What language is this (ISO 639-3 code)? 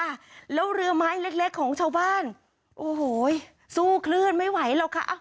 tha